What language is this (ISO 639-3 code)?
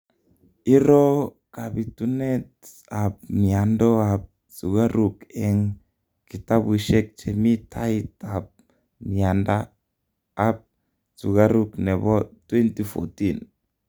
kln